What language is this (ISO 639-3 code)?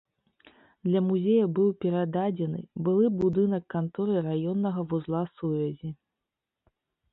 bel